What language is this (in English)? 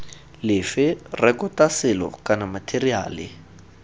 Tswana